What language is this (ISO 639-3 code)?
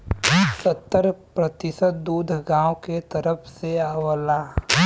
bho